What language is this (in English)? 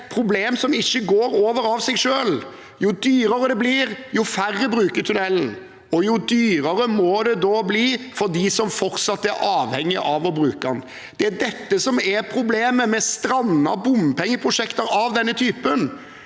Norwegian